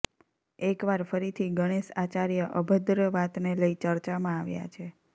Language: Gujarati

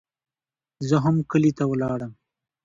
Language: Pashto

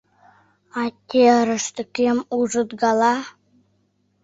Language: Mari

